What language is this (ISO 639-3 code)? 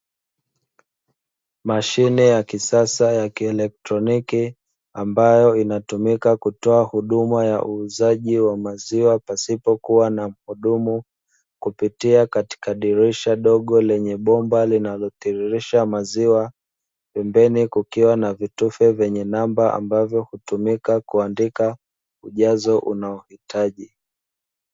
swa